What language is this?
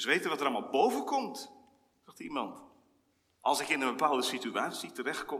Dutch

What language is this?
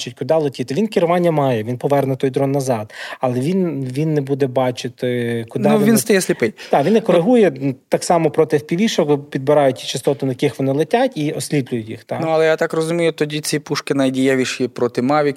Ukrainian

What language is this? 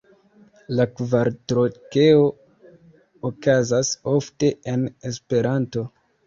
Esperanto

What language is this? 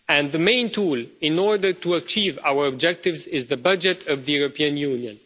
English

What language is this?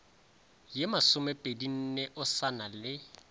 Northern Sotho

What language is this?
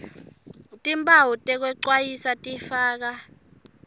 Swati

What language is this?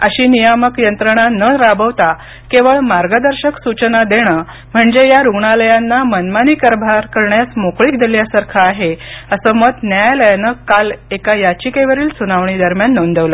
Marathi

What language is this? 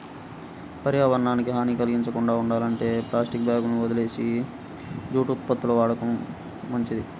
Telugu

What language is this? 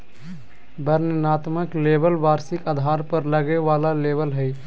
Magahi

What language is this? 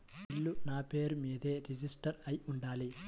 Telugu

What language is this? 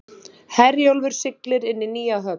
Icelandic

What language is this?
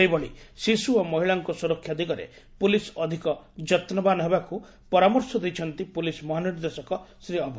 Odia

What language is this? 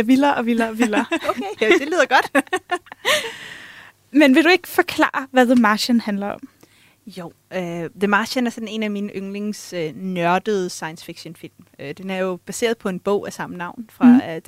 Danish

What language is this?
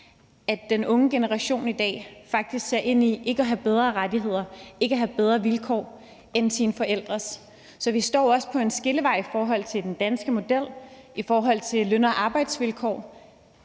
Danish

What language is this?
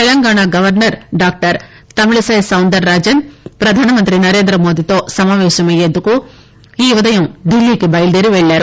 Telugu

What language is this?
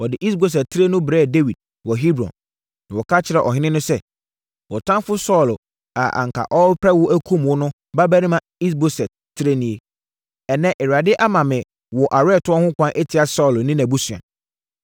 Akan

